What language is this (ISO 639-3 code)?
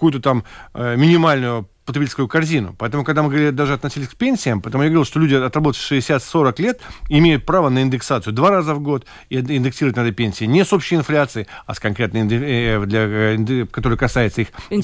rus